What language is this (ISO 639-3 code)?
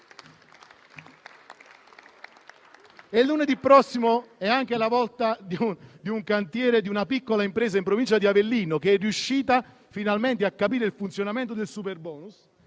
ita